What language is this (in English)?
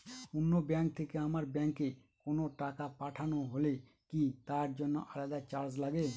Bangla